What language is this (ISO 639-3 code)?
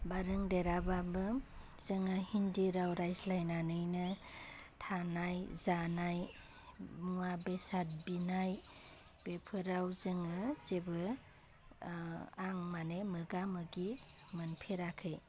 brx